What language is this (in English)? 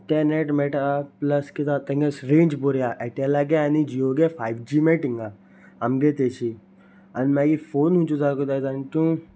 Konkani